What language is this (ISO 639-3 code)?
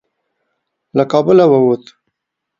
pus